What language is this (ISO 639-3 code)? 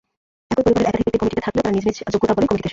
ben